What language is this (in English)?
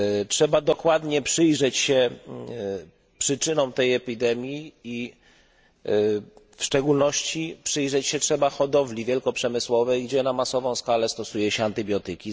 Polish